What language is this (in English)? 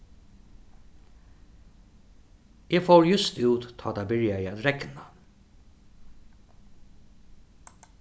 Faroese